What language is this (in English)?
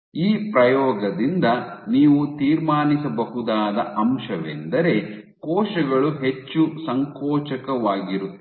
Kannada